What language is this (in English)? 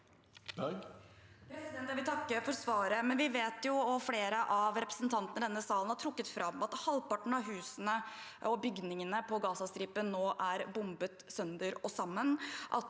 Norwegian